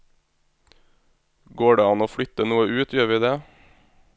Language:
Norwegian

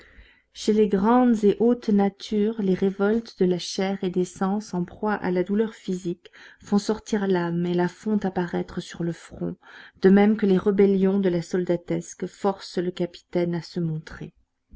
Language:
French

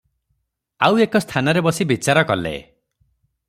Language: Odia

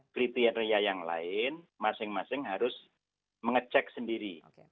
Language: Indonesian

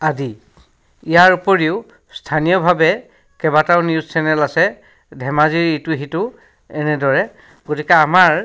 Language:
Assamese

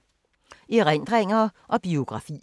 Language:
Danish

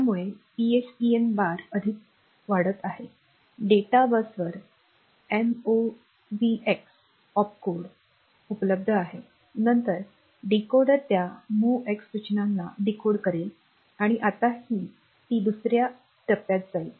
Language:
Marathi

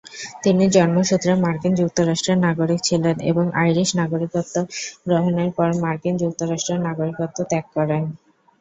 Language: Bangla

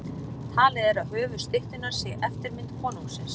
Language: Icelandic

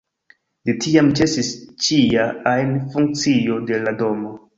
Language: Esperanto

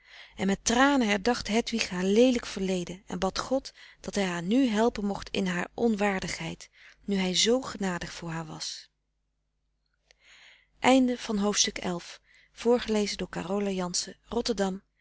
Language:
Dutch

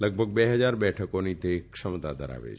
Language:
Gujarati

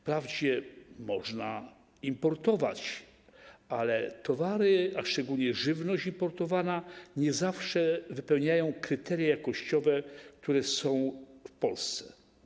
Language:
Polish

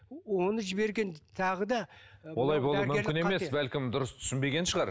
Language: Kazakh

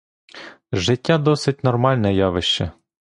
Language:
Ukrainian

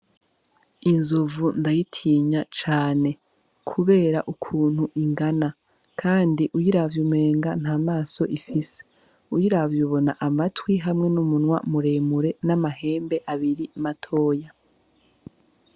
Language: Rundi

